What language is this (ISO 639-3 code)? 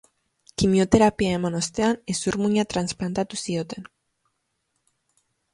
eus